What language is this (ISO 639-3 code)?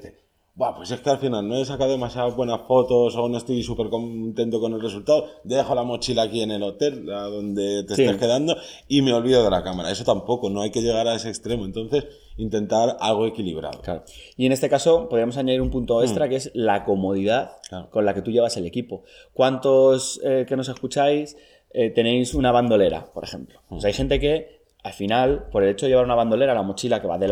spa